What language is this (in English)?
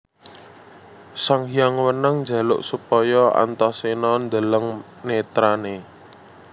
Javanese